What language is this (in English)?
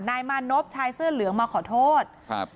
Thai